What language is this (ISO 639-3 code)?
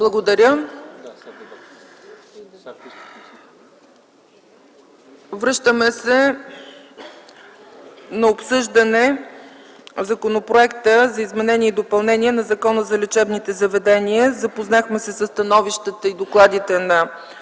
bul